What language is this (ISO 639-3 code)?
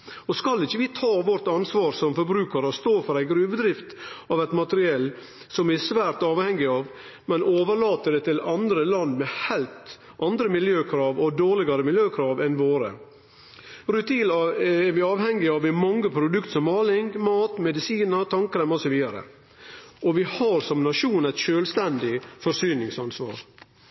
nno